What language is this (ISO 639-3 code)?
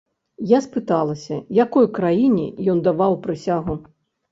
bel